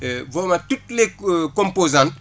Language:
Wolof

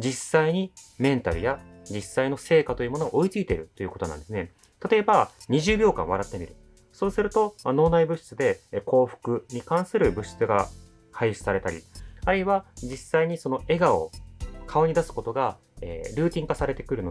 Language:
Japanese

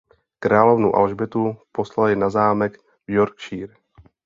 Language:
Czech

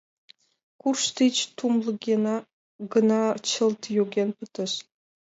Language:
Mari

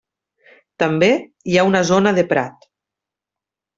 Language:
Catalan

